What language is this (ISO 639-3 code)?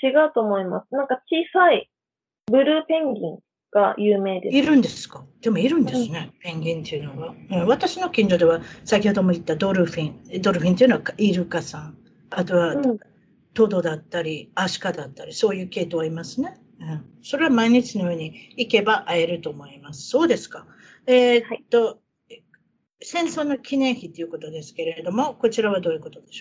jpn